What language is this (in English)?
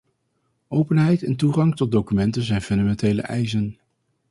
Dutch